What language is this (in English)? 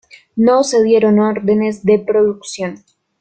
Spanish